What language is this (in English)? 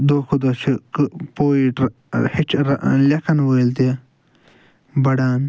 Kashmiri